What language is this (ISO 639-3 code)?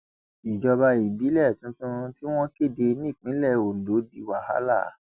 yor